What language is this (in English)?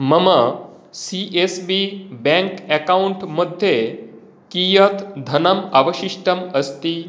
Sanskrit